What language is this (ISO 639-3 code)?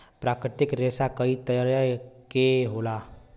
bho